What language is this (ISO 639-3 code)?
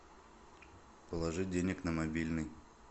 rus